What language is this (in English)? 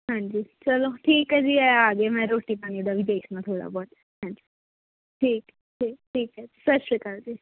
Punjabi